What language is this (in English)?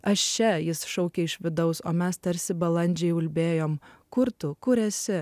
Lithuanian